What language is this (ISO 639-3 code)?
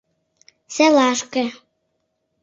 chm